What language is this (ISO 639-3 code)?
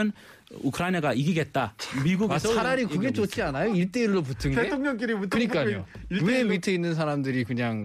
kor